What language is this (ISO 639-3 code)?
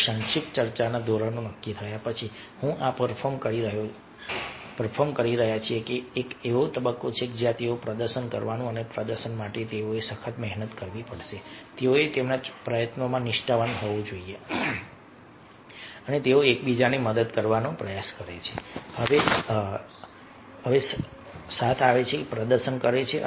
guj